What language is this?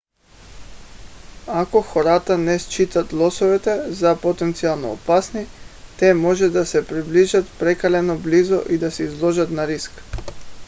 Bulgarian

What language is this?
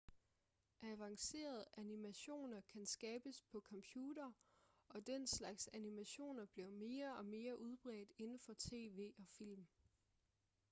Danish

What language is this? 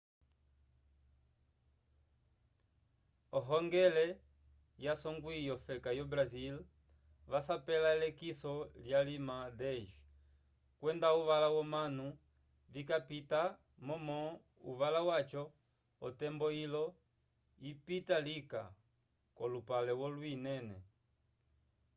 Umbundu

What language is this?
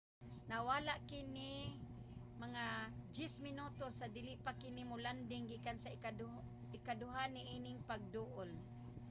Cebuano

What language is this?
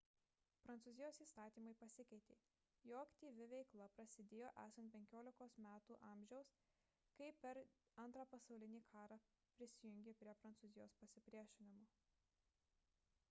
Lithuanian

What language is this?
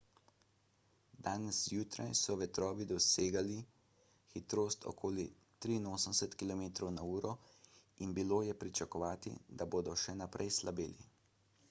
Slovenian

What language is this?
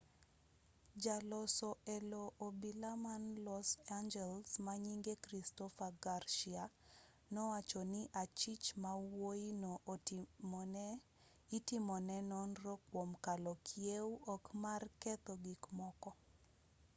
Luo (Kenya and Tanzania)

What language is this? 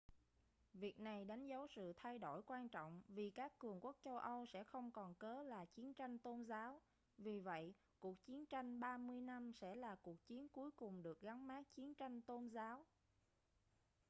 Vietnamese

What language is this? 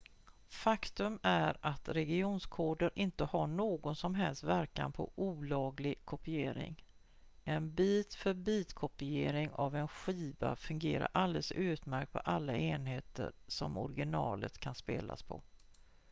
Swedish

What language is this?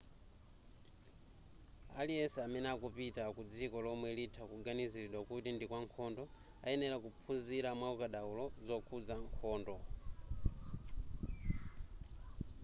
Nyanja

